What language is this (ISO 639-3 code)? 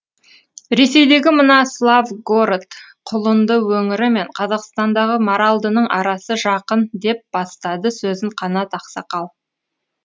kaz